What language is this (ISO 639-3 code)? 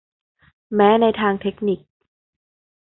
tha